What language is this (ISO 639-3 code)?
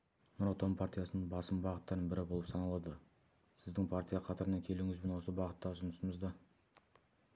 kaz